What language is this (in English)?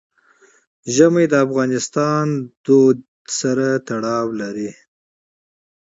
Pashto